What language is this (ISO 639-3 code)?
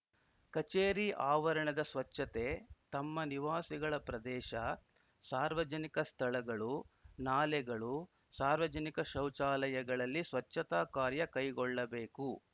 kan